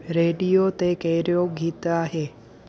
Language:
Sindhi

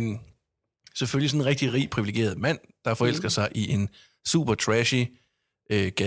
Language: Danish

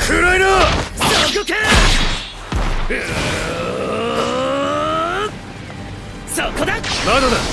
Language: Japanese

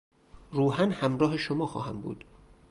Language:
Persian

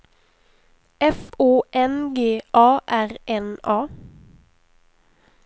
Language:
Swedish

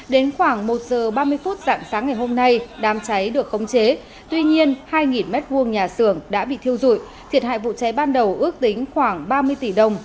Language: Vietnamese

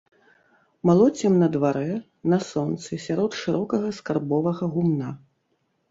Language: Belarusian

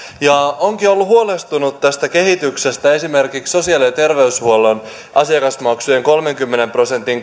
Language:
Finnish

